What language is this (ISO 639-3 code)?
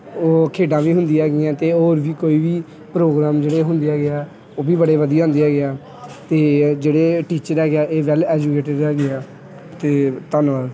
pan